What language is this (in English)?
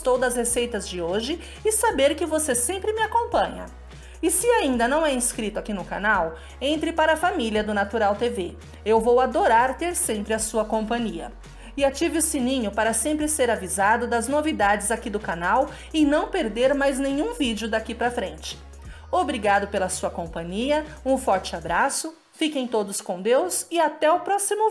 Portuguese